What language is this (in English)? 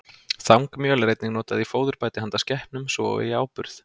Icelandic